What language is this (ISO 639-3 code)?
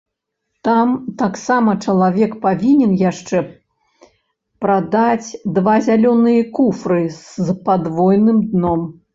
bel